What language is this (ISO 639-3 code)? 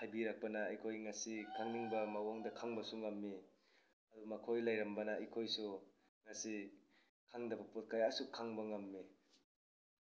mni